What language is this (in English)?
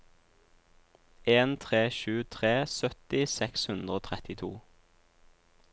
Norwegian